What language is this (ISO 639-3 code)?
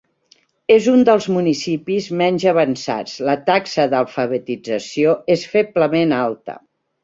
cat